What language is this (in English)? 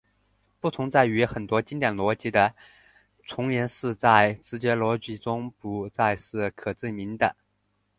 Chinese